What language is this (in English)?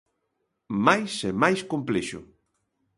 Galician